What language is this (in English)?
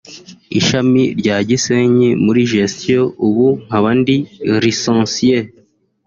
Kinyarwanda